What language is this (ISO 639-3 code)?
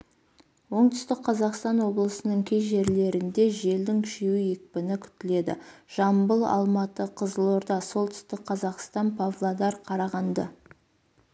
kaz